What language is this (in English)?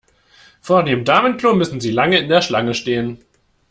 German